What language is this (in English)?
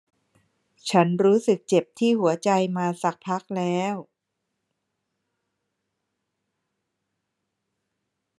Thai